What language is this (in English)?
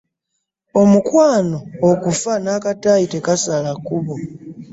Ganda